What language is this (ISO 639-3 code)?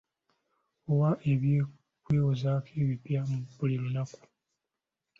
lug